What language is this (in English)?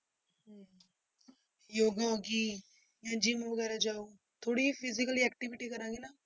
Punjabi